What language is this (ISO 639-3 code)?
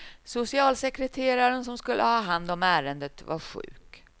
swe